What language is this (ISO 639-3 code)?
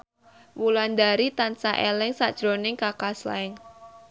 jav